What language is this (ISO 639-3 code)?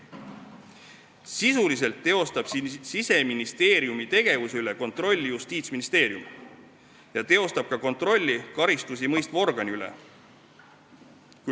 est